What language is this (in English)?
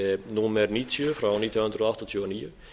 Icelandic